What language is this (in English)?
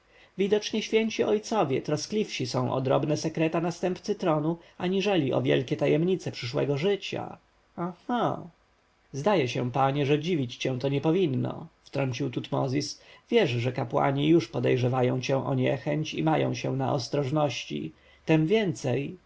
Polish